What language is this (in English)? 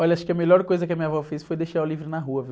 Portuguese